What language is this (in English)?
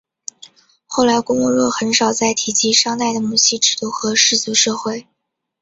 Chinese